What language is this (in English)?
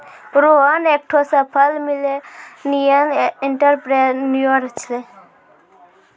Maithili